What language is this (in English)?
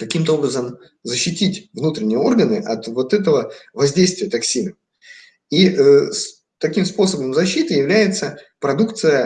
Russian